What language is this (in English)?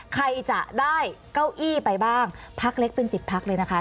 Thai